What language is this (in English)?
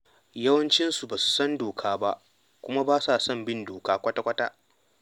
Hausa